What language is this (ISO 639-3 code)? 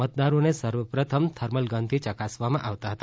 guj